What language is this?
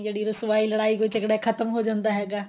Punjabi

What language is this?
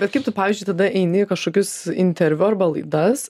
Lithuanian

